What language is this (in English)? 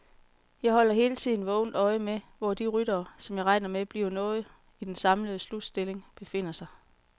Danish